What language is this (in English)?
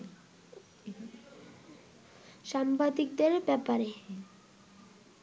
Bangla